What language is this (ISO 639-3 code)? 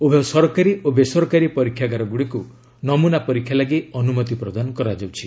ori